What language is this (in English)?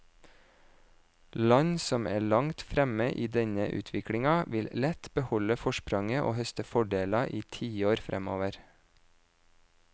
Norwegian